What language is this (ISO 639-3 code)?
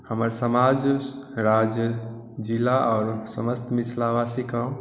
mai